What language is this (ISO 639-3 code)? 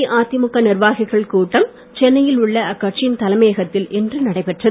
tam